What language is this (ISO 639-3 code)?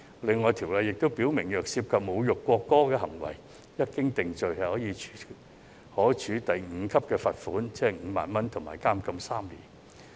yue